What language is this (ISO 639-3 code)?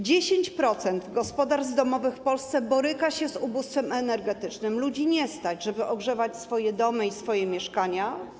pol